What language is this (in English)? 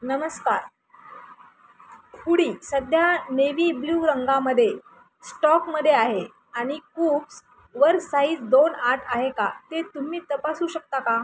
Marathi